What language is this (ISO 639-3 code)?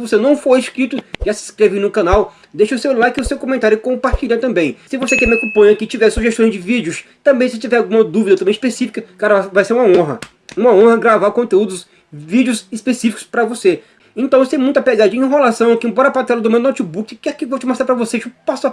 por